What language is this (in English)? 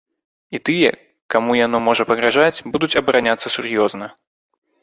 Belarusian